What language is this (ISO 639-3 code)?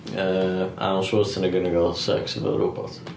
cym